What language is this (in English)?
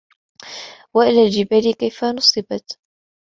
Arabic